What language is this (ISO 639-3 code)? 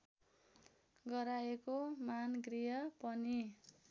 nep